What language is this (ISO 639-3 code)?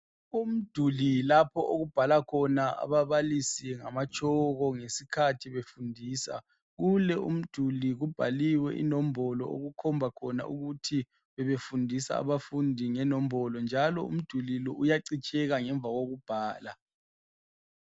nde